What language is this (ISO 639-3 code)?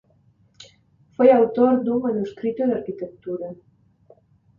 glg